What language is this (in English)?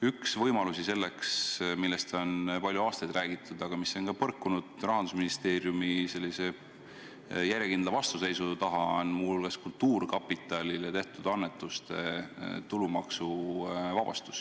Estonian